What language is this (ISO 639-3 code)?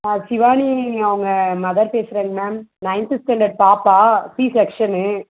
tam